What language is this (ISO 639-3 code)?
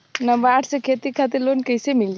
bho